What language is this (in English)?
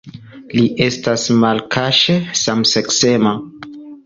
Esperanto